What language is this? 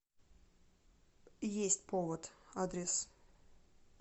Russian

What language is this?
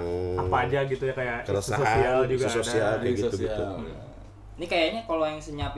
Indonesian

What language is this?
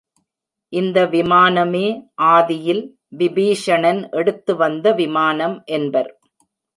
Tamil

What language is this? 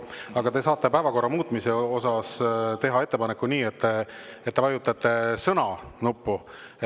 Estonian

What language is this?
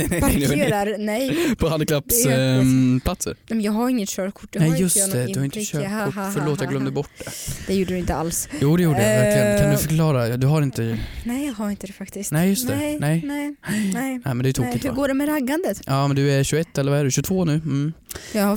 Swedish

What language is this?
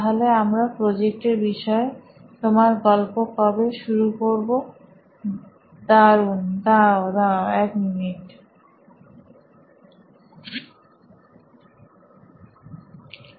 Bangla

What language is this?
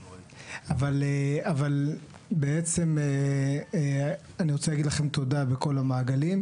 Hebrew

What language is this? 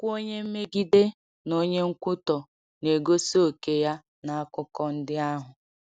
Igbo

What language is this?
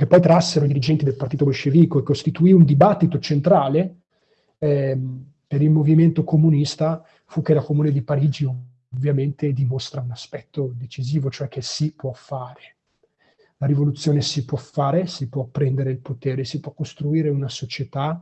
Italian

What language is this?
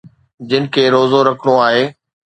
Sindhi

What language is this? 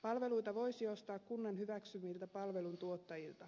Finnish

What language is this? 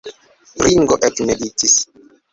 Esperanto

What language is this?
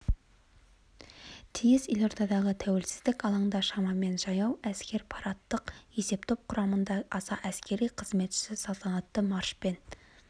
Kazakh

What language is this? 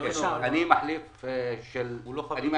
Hebrew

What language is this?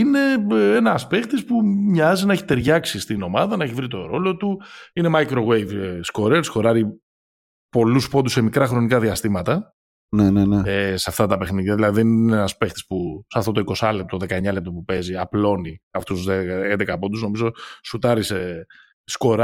Greek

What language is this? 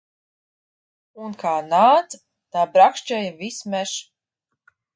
Latvian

